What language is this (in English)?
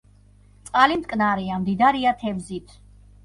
Georgian